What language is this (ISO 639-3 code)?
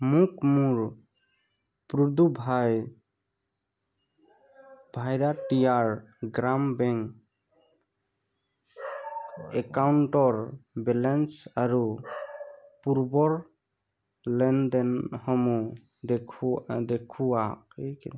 asm